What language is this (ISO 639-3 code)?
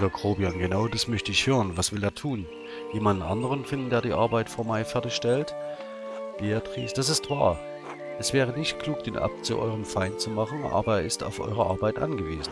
deu